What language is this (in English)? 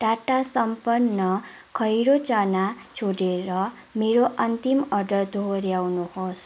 Nepali